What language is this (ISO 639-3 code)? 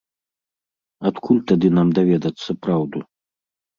bel